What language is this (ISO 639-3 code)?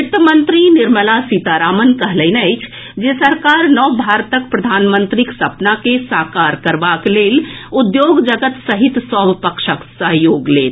mai